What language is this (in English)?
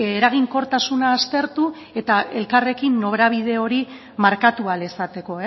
Basque